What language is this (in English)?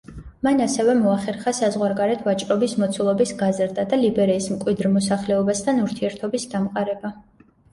Georgian